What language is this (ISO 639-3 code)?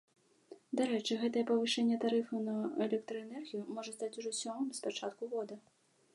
bel